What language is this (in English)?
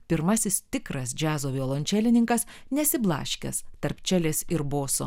Lithuanian